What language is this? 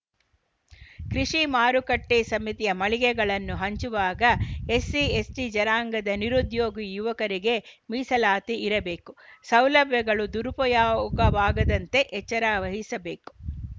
Kannada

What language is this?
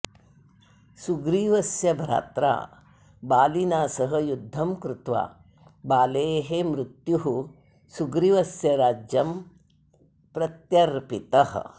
Sanskrit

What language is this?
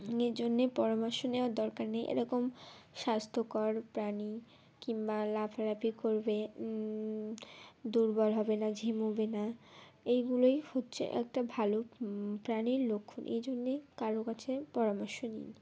Bangla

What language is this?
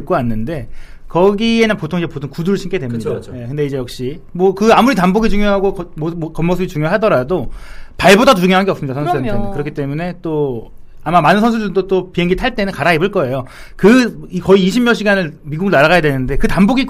Korean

